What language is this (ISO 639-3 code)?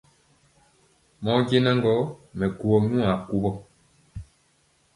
mcx